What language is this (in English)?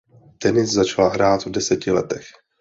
Czech